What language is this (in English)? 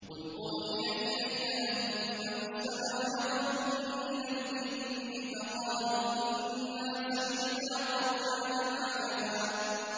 Arabic